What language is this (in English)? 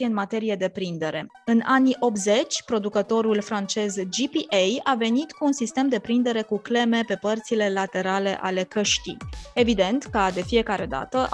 Romanian